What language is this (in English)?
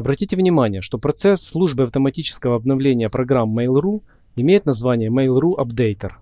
Russian